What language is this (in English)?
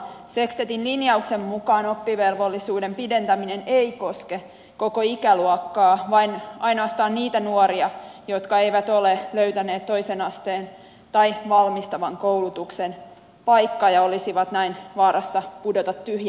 Finnish